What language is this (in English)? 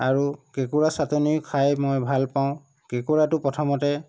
Assamese